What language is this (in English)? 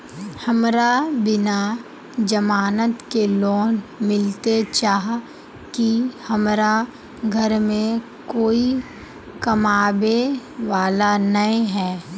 Magahi